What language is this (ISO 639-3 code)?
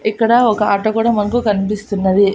tel